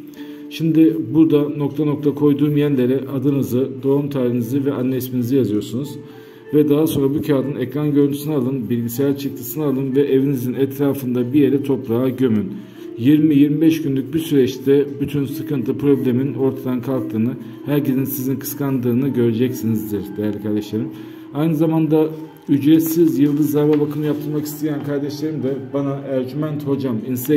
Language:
Turkish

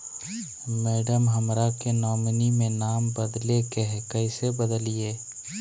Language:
Magahi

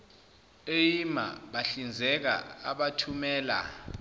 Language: Zulu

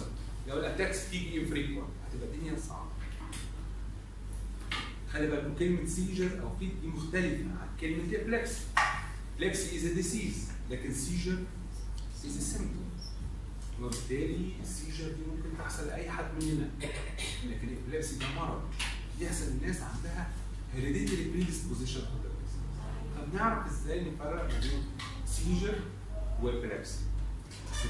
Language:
Arabic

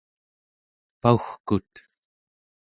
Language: Central Yupik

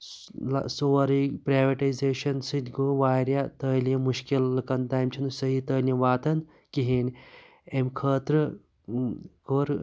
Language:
Kashmiri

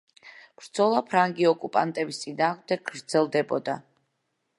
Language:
Georgian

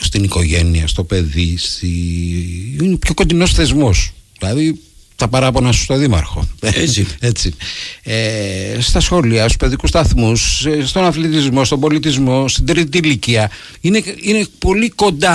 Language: Greek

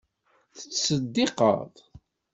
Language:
Kabyle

